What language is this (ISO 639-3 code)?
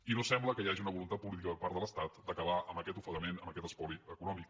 cat